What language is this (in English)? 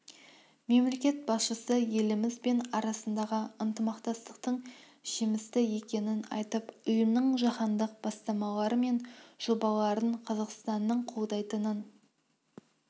Kazakh